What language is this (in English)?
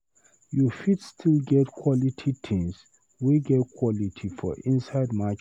Nigerian Pidgin